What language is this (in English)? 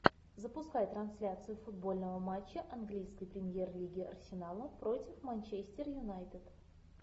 Russian